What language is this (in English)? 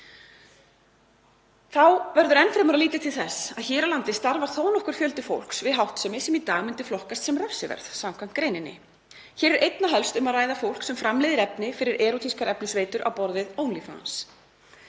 Icelandic